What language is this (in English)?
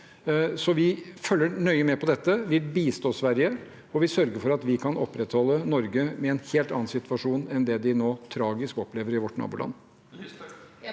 Norwegian